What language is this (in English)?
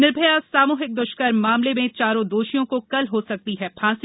Hindi